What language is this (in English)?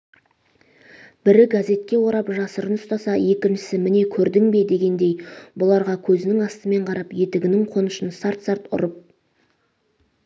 Kazakh